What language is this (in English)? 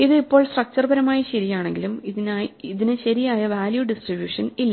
Malayalam